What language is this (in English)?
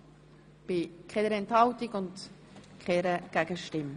Swiss German